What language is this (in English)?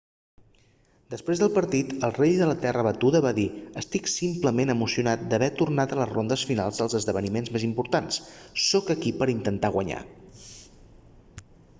Catalan